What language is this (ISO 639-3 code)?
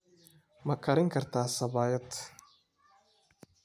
som